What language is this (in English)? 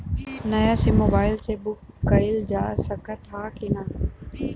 Bhojpuri